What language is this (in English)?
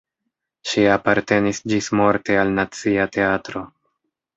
Esperanto